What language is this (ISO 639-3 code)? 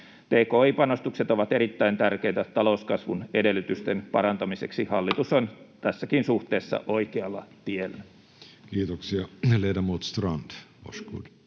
fin